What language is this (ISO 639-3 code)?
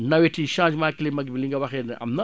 wol